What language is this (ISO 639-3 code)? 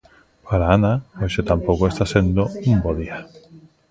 glg